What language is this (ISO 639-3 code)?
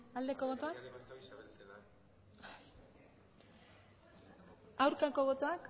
eus